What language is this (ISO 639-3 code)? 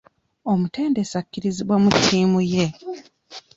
lug